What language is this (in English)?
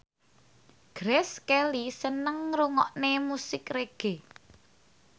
Javanese